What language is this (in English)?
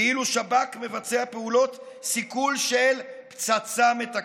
Hebrew